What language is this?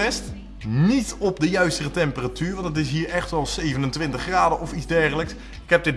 Dutch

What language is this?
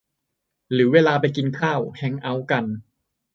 Thai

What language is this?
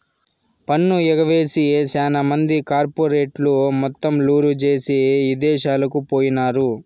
Telugu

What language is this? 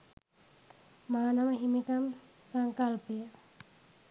Sinhala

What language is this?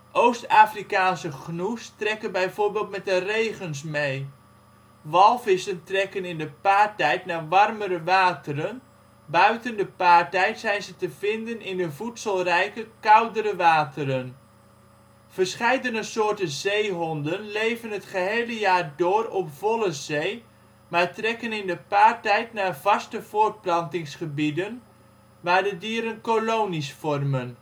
Dutch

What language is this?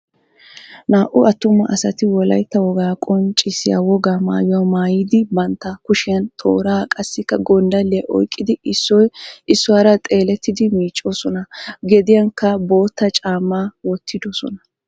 Wolaytta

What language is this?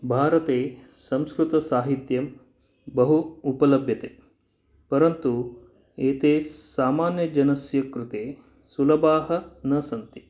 Sanskrit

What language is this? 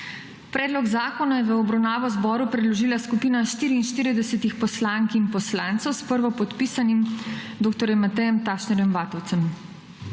Slovenian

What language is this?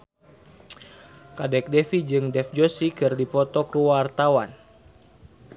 Sundanese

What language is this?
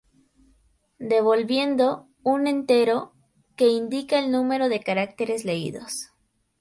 Spanish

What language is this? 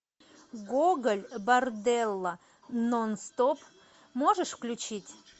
Russian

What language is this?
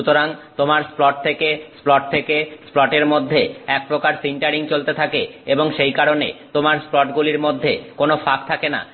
Bangla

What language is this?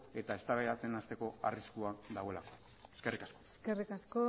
Basque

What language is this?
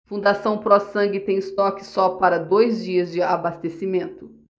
Portuguese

